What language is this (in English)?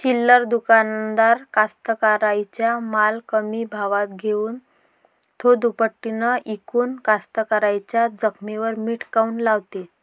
Marathi